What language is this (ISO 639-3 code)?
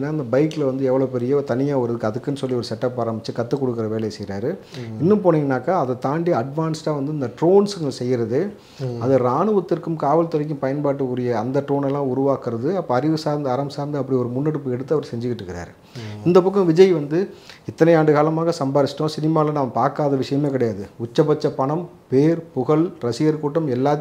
kor